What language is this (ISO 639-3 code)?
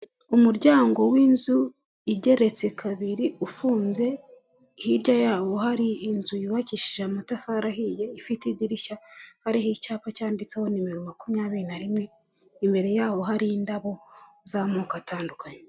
kin